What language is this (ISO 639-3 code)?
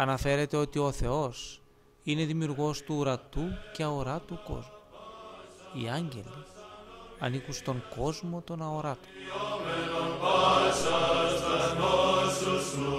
ell